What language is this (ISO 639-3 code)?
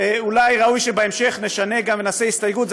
heb